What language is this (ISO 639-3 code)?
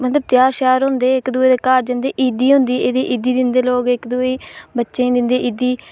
doi